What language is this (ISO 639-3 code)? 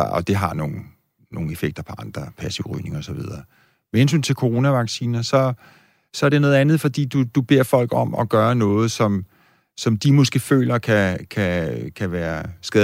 dan